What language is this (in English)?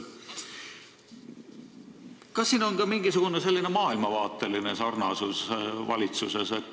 Estonian